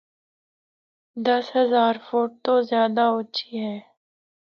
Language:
Northern Hindko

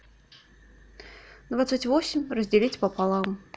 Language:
Russian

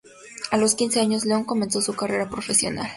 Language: Spanish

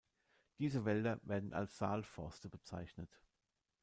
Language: German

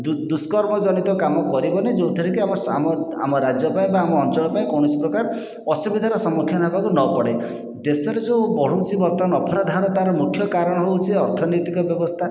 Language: Odia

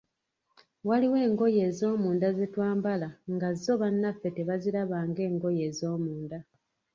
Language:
Ganda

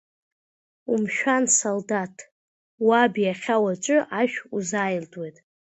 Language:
Abkhazian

